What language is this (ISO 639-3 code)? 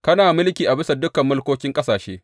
hau